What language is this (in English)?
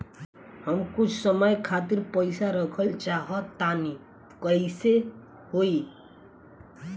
Bhojpuri